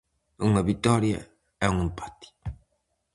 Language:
Galician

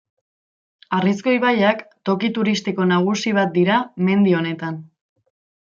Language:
Basque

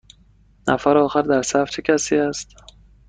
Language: Persian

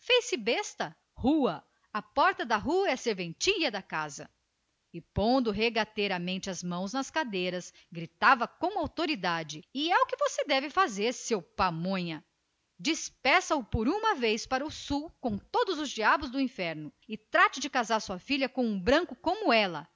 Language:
Portuguese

